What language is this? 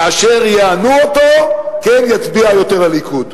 Hebrew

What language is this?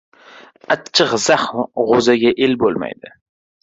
Uzbek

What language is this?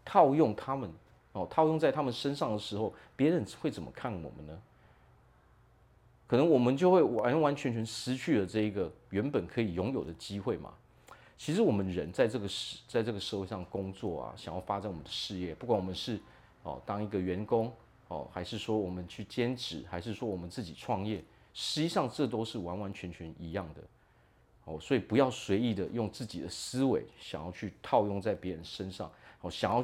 Chinese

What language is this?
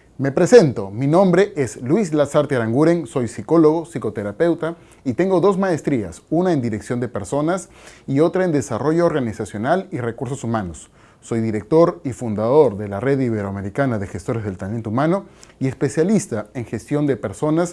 Spanish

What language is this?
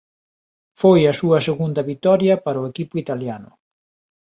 Galician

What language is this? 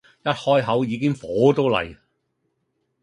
Cantonese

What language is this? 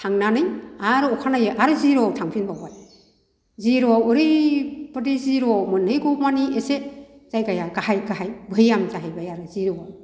Bodo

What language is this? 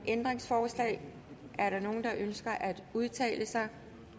Danish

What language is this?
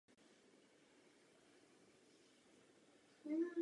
Czech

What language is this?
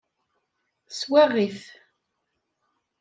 Kabyle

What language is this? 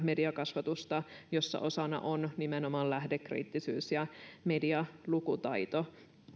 Finnish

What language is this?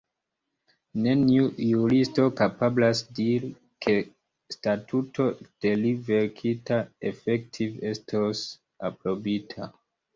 Esperanto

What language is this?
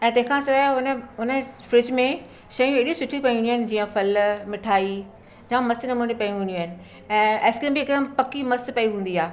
Sindhi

